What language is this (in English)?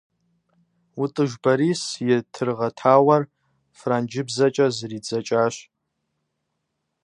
Kabardian